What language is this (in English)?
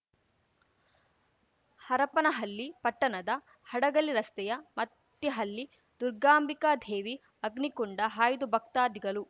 Kannada